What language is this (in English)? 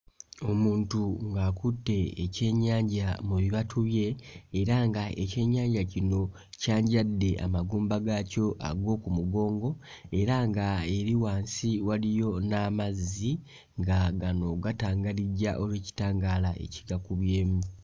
Ganda